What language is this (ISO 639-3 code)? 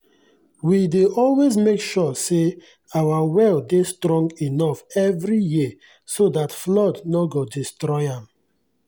pcm